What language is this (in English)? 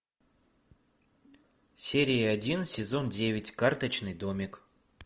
Russian